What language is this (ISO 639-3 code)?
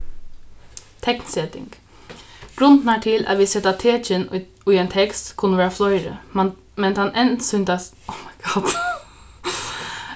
fao